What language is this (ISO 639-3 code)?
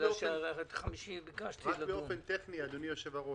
heb